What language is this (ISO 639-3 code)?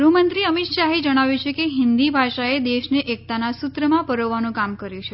guj